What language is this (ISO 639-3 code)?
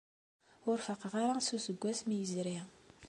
kab